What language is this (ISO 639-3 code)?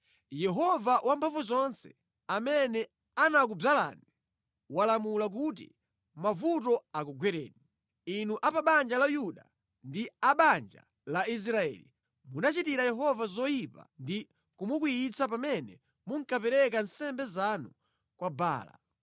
nya